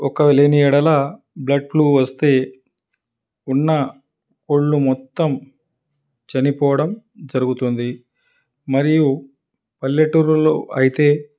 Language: Telugu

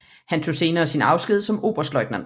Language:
Danish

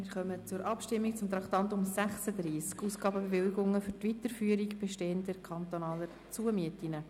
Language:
Swiss German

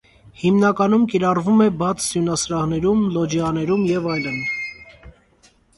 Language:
Armenian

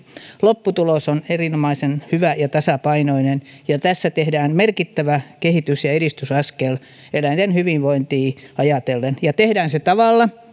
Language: Finnish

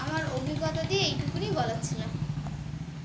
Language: Bangla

